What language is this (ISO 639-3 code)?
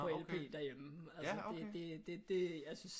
dan